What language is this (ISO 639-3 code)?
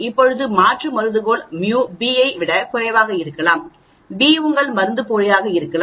tam